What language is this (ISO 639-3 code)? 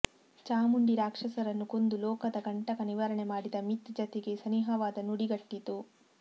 kan